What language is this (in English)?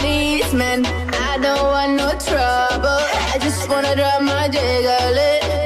Italian